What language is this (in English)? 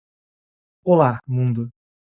Portuguese